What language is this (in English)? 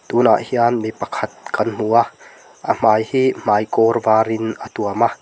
Mizo